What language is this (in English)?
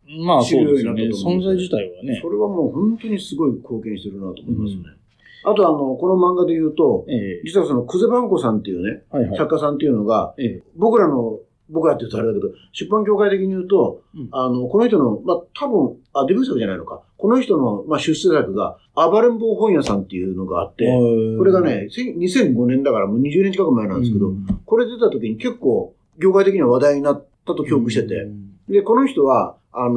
Japanese